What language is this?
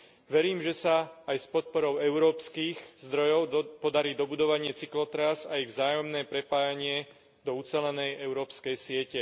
Slovak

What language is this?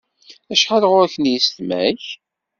Kabyle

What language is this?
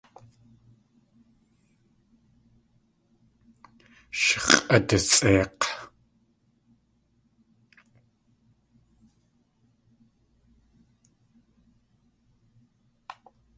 Tlingit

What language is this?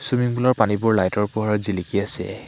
Assamese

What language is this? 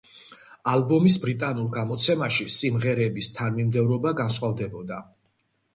Georgian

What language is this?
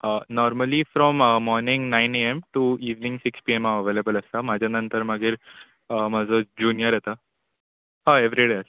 Konkani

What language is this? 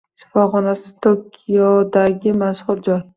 Uzbek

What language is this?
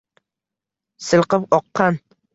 Uzbek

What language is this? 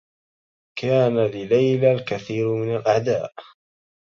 Arabic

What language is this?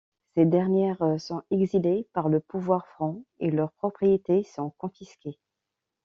French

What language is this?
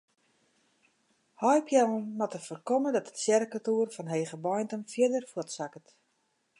Western Frisian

